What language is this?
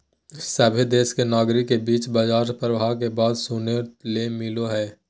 Magahi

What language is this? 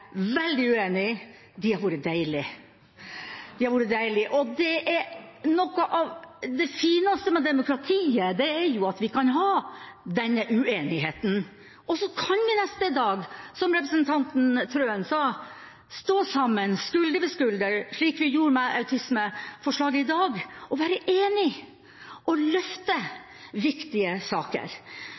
Norwegian Bokmål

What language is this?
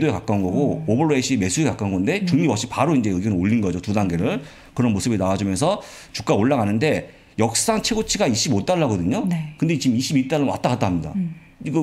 Korean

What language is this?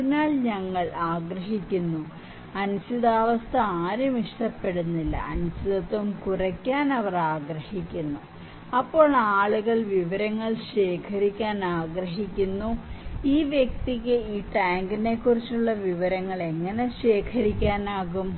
Malayalam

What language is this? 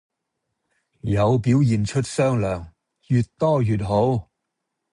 Cantonese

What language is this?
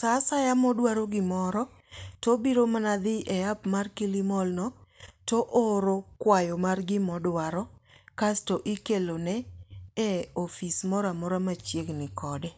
Luo (Kenya and Tanzania)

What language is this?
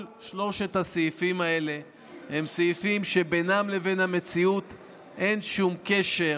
Hebrew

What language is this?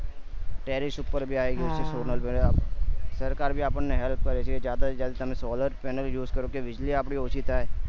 Gujarati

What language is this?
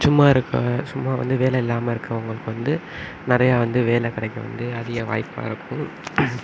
Tamil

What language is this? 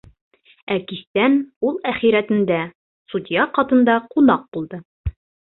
Bashkir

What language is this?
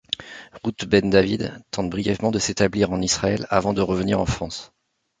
French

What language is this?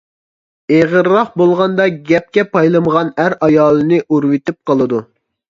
Uyghur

